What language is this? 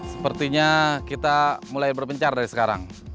Indonesian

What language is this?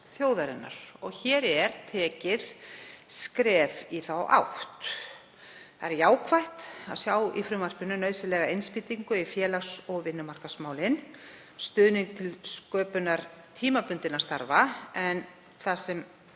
Icelandic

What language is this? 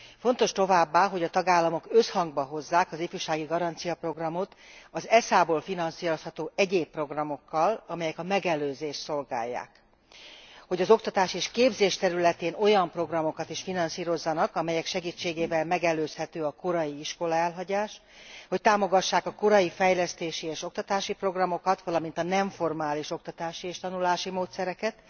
Hungarian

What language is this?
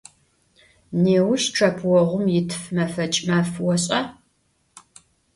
Adyghe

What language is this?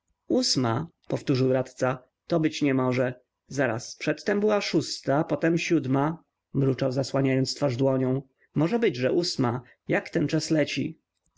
Polish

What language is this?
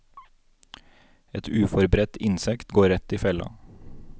Norwegian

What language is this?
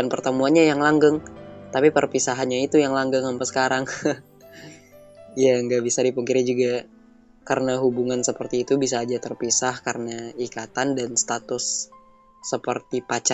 Indonesian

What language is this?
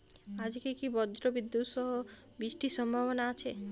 Bangla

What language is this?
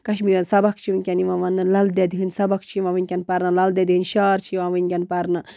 Kashmiri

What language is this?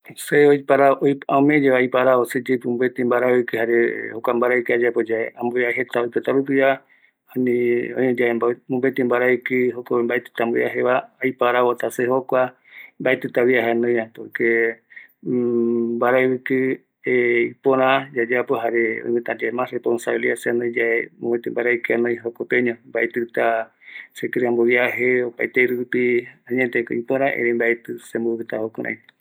Eastern Bolivian Guaraní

